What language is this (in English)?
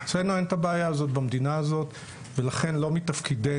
Hebrew